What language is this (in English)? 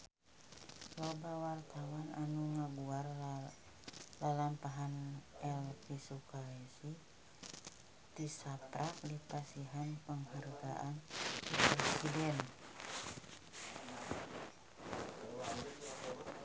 Sundanese